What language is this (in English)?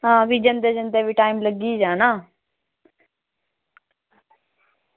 Dogri